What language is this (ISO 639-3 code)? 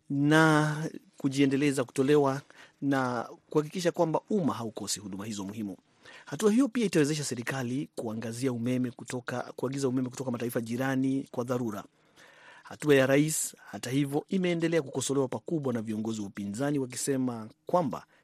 swa